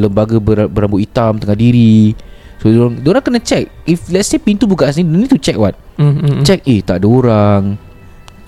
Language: Malay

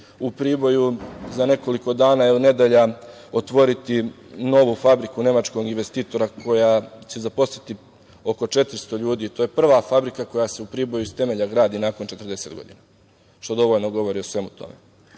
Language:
Serbian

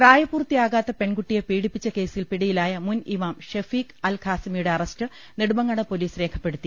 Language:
Malayalam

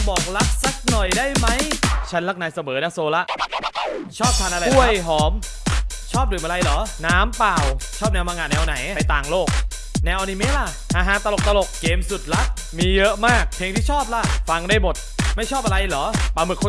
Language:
Thai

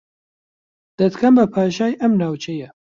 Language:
Central Kurdish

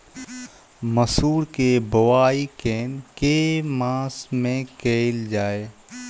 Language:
Maithili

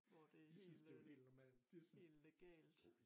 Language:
Danish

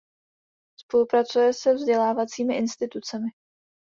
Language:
Czech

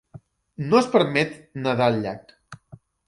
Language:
Catalan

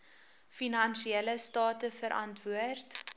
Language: Afrikaans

